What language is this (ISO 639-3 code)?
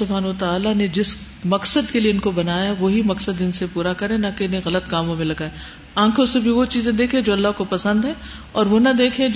urd